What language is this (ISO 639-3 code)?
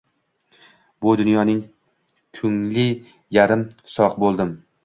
uzb